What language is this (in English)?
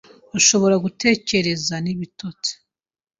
Kinyarwanda